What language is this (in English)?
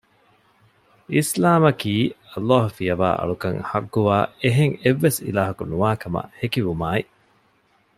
Divehi